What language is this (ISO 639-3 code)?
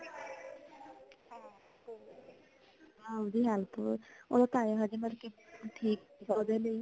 pan